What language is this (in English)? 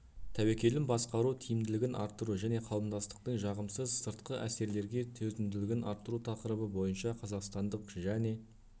Kazakh